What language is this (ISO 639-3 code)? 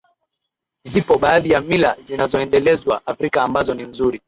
swa